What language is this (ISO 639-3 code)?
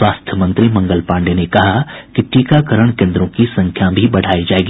hin